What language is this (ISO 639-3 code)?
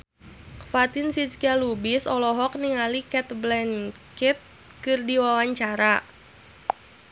sun